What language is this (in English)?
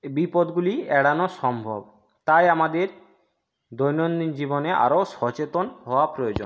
Bangla